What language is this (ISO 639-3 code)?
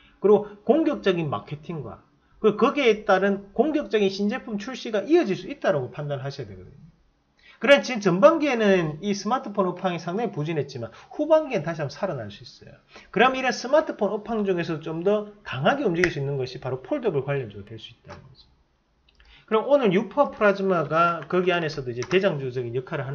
kor